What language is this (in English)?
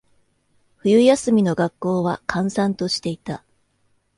Japanese